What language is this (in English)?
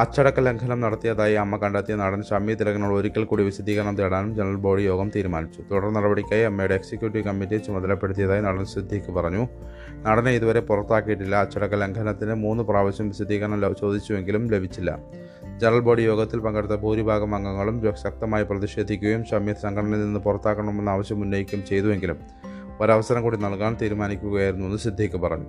Malayalam